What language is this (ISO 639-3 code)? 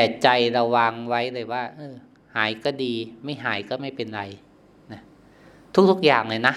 tha